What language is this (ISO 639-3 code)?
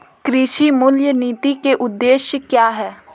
hin